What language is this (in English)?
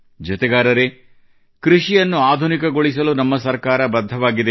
Kannada